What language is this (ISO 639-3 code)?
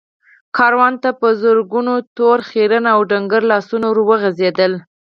pus